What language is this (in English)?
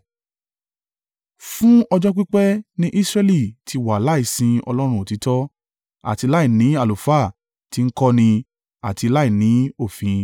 Yoruba